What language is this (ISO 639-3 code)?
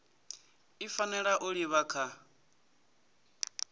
ven